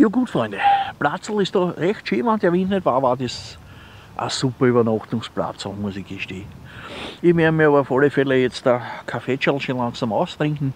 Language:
German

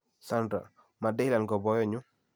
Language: Kalenjin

